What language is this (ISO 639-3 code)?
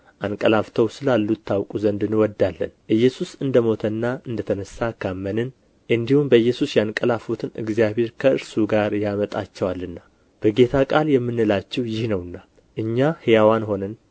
amh